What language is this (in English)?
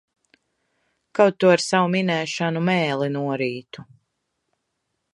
Latvian